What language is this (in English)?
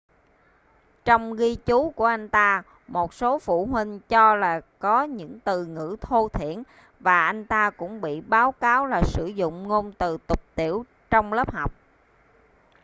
Vietnamese